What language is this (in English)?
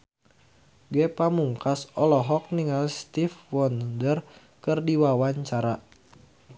Sundanese